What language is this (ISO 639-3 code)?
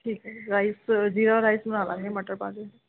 pan